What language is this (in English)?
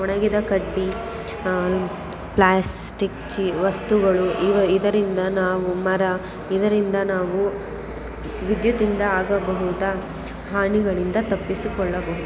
Kannada